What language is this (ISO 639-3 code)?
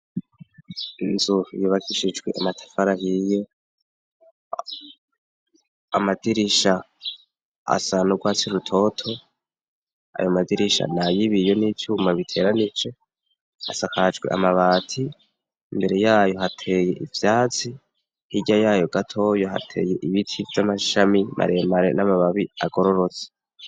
run